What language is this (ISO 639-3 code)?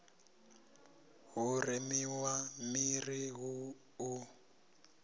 ven